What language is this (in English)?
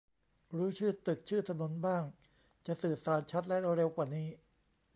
Thai